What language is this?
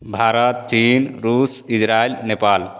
Hindi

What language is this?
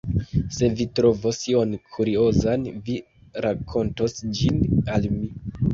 Esperanto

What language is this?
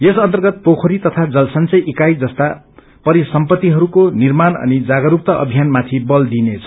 Nepali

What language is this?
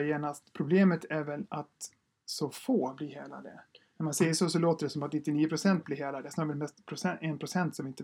Swedish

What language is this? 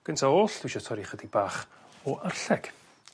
Welsh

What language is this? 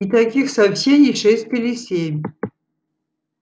Russian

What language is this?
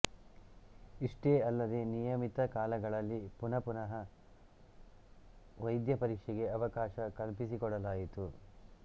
Kannada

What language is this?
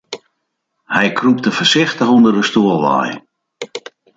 Western Frisian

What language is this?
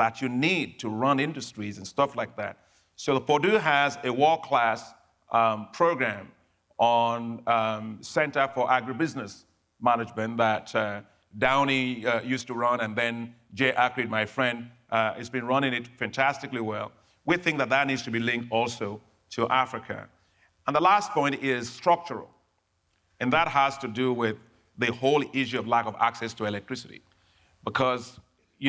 English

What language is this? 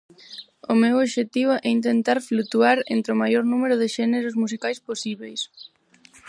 Galician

